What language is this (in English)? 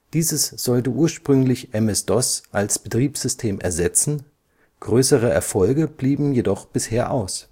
German